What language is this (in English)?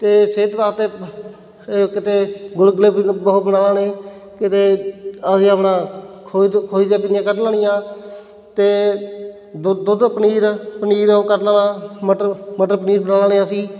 Punjabi